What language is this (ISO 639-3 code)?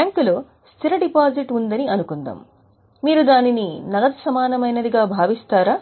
tel